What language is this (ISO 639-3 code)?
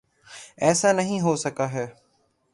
urd